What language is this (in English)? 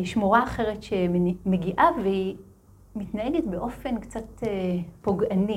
Hebrew